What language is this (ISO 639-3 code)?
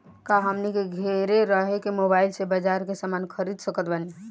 bho